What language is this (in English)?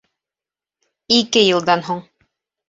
Bashkir